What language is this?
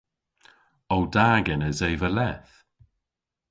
Cornish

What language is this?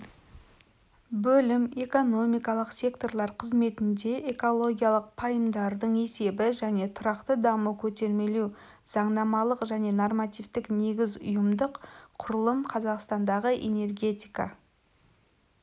Kazakh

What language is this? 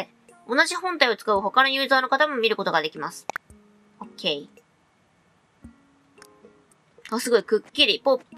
Japanese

